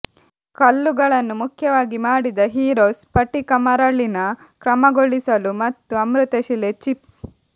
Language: Kannada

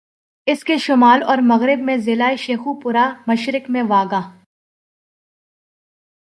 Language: Urdu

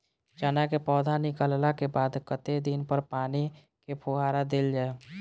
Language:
Maithili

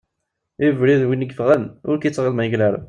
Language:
Kabyle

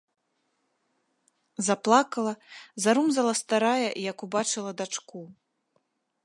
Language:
Belarusian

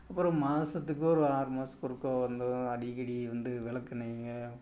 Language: Tamil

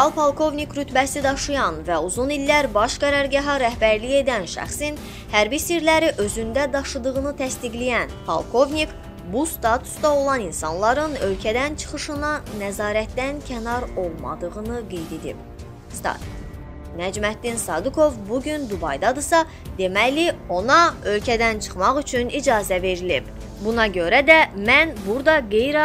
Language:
Turkish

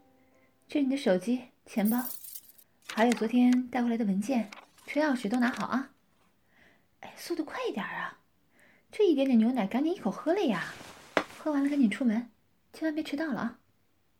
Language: Chinese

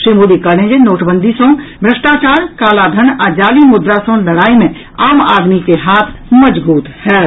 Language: Maithili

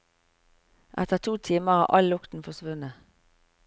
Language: Norwegian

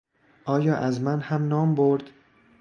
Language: Persian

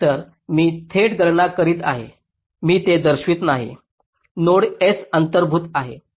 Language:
Marathi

